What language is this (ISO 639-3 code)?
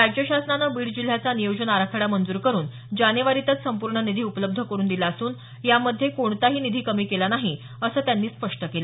mar